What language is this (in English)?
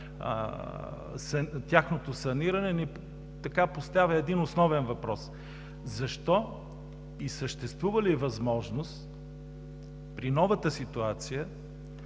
Bulgarian